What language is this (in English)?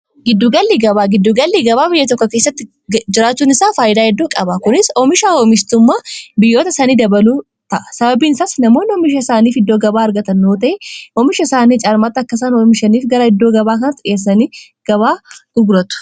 Oromo